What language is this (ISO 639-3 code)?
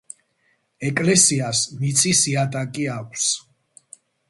kat